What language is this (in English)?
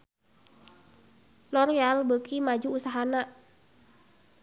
Sundanese